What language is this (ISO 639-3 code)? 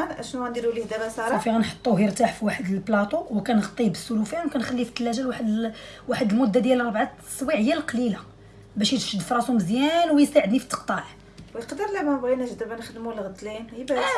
ara